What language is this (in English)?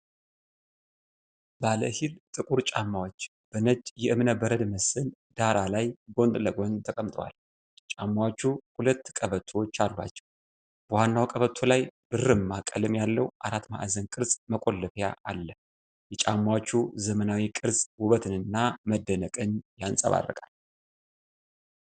Amharic